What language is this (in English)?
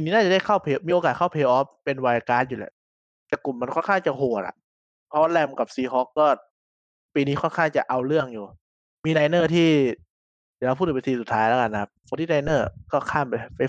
Thai